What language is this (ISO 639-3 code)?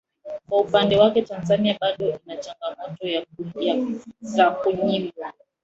swa